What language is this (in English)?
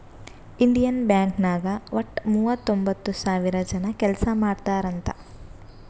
Kannada